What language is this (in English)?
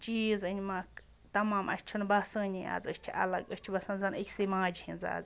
Kashmiri